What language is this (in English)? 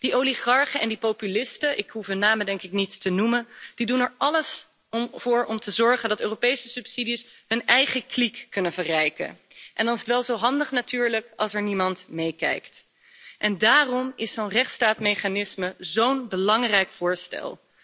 Dutch